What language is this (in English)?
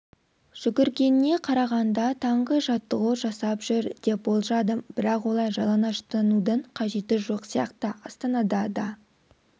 Kazakh